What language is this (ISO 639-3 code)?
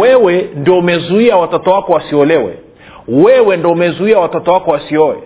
swa